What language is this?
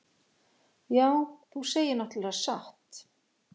Icelandic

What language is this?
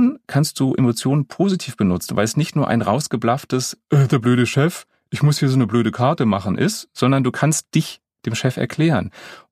German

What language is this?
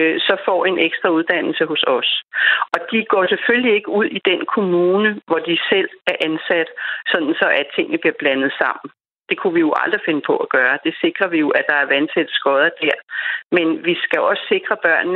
Danish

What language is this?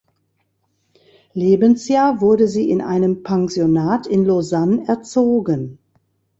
German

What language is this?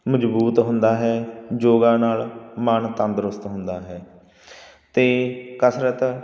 Punjabi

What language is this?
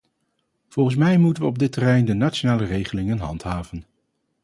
Dutch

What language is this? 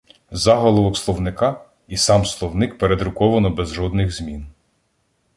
Ukrainian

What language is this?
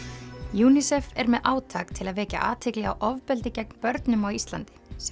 Icelandic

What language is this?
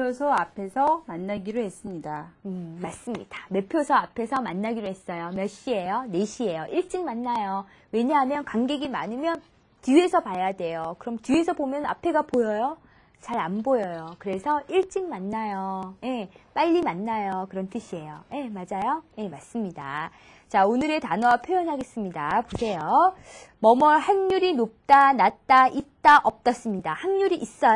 Korean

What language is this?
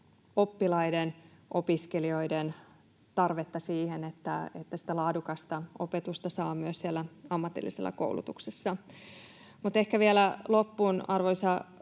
Finnish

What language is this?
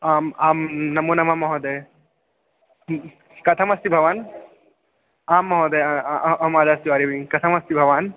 Sanskrit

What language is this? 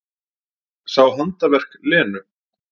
Icelandic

